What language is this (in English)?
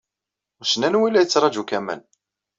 Kabyle